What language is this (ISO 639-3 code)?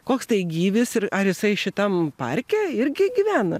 lit